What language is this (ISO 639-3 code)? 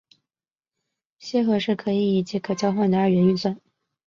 zho